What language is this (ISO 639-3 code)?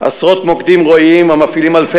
heb